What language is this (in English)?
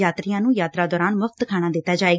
Punjabi